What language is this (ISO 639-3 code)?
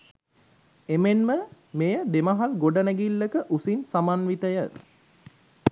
sin